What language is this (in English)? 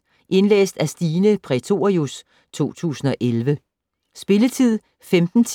Danish